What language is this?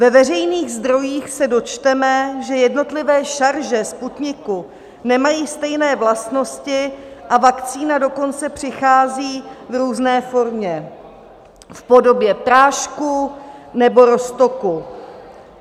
Czech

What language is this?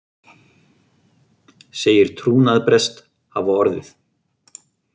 Icelandic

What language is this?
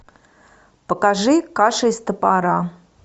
Russian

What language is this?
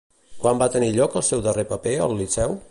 Catalan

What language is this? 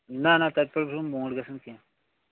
Kashmiri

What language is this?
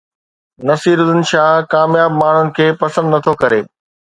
Sindhi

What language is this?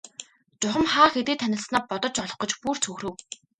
Mongolian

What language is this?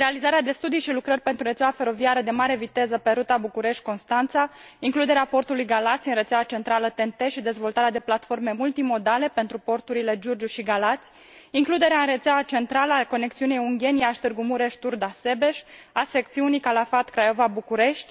Romanian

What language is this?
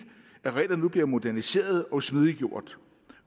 Danish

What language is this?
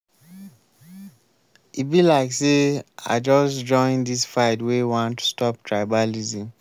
Nigerian Pidgin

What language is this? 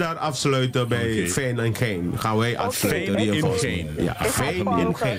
Dutch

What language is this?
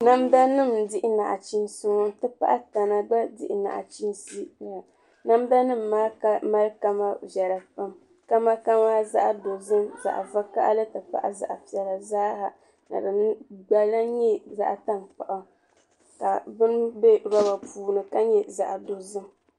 Dagbani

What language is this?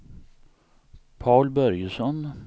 Swedish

